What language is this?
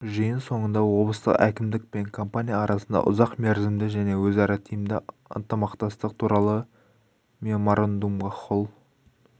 Kazakh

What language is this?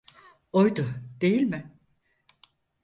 Turkish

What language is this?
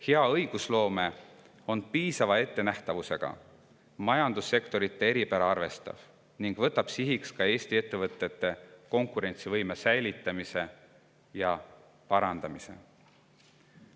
Estonian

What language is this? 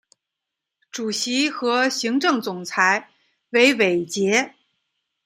Chinese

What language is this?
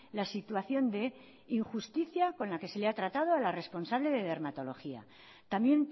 Spanish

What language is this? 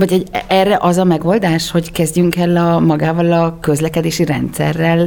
Hungarian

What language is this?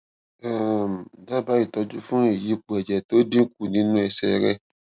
Yoruba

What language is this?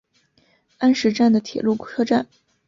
Chinese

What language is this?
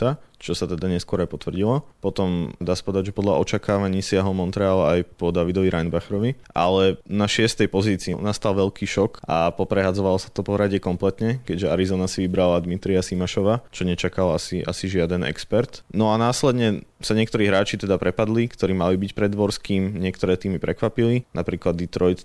Slovak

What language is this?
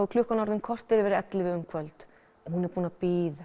Icelandic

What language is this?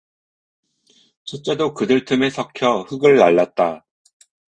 Korean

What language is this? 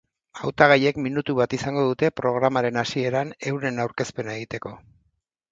Basque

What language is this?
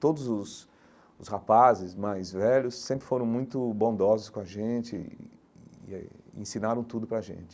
Portuguese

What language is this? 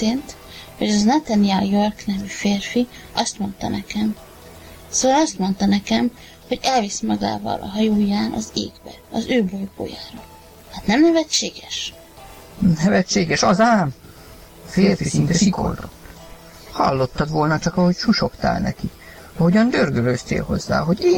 Hungarian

